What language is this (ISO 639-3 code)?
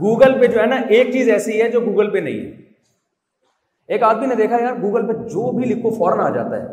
urd